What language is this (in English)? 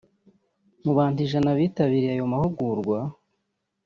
Kinyarwanda